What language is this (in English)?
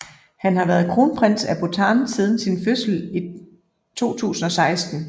Danish